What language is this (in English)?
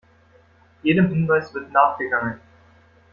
German